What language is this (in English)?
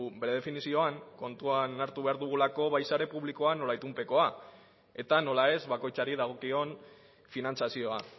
Basque